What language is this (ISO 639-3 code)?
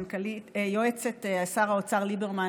heb